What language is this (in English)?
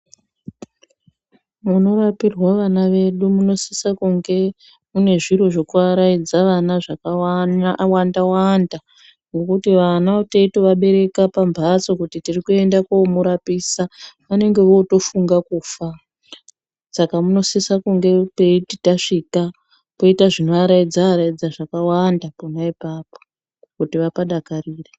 Ndau